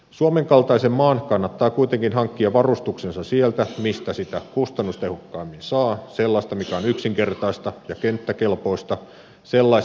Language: Finnish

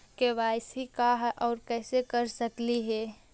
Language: Magahi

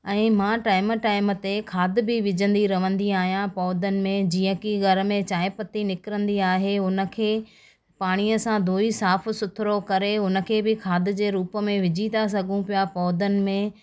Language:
Sindhi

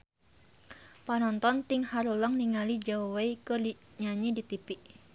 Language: Sundanese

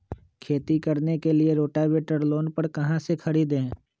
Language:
Magahi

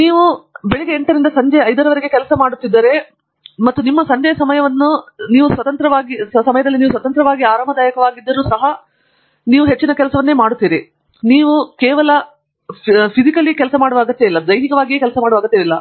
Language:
Kannada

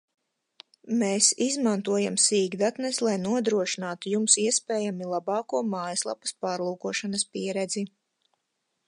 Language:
Latvian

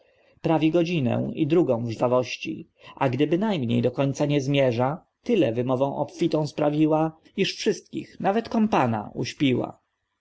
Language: Polish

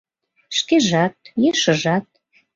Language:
Mari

